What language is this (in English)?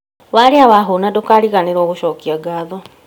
Kikuyu